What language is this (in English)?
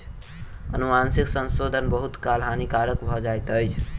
Maithili